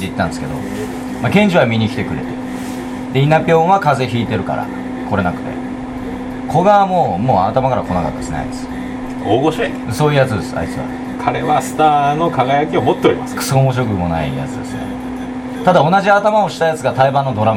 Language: Japanese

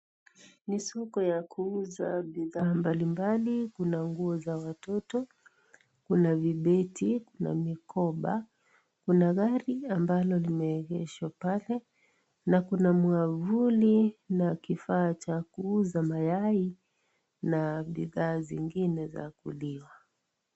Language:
Swahili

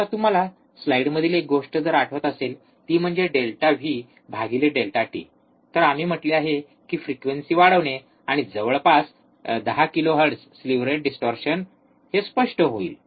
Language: Marathi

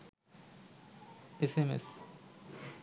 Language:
Bangla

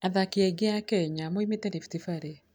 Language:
Kikuyu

